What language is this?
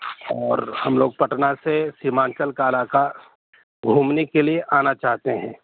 Urdu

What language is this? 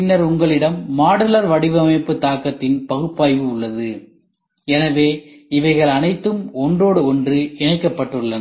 Tamil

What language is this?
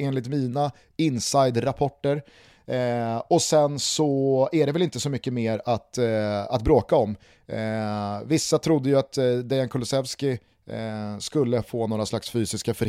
Swedish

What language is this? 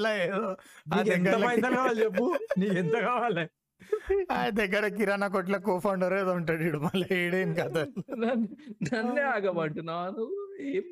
Telugu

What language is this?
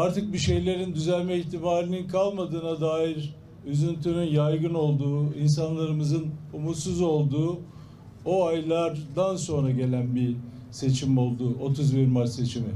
Turkish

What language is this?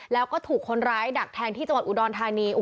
Thai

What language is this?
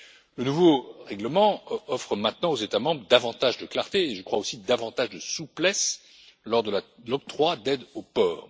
French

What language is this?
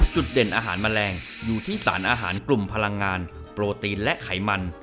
Thai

